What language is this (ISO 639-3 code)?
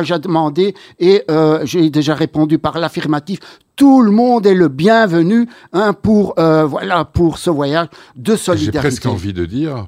fra